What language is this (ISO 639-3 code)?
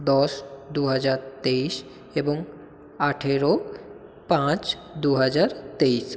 ben